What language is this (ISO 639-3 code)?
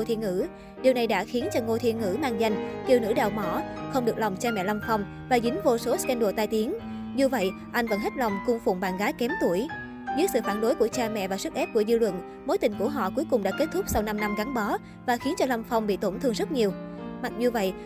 vie